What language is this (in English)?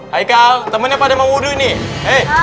Indonesian